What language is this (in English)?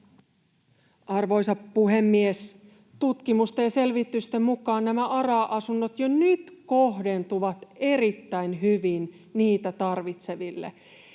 Finnish